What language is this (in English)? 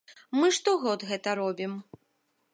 Belarusian